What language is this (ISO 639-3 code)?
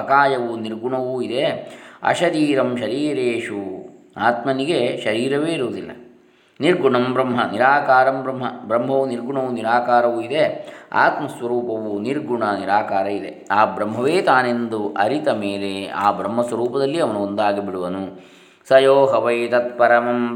kan